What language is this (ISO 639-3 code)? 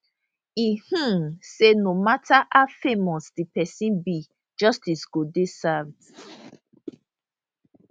pcm